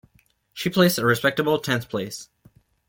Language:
English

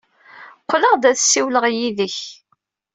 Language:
Kabyle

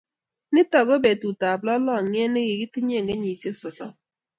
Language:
Kalenjin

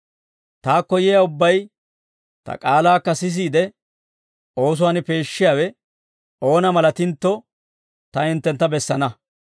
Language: Dawro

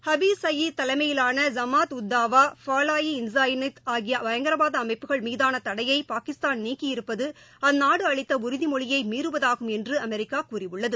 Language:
Tamil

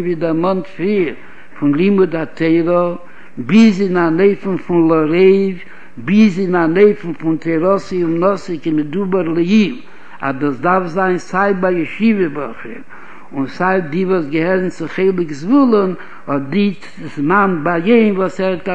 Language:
Hebrew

